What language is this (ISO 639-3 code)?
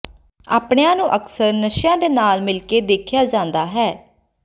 pan